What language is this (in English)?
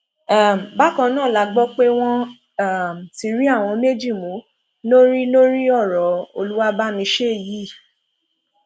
Yoruba